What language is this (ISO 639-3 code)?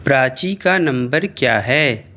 urd